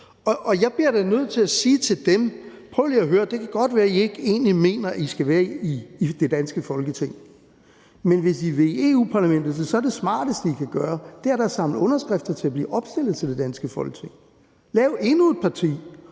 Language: Danish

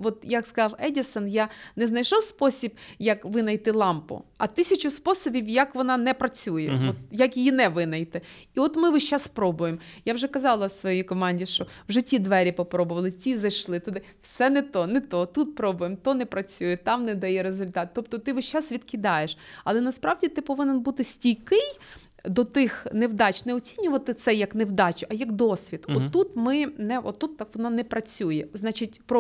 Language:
Ukrainian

